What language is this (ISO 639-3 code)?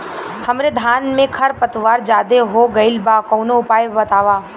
bho